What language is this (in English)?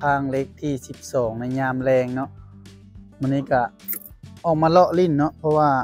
Thai